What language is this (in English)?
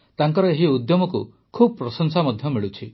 Odia